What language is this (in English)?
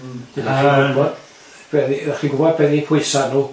Welsh